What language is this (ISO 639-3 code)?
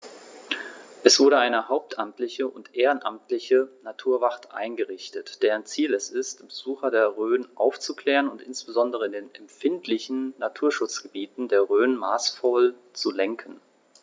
deu